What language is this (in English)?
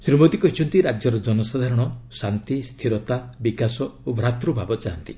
Odia